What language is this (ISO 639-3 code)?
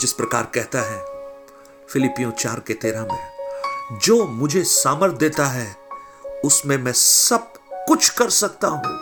hin